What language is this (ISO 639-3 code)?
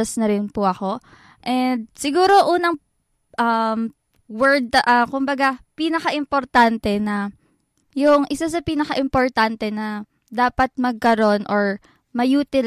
fil